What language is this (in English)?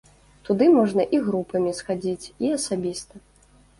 Belarusian